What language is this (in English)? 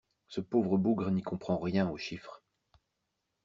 French